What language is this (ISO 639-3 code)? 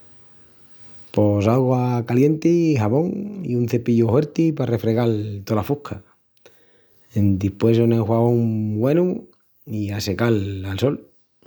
ext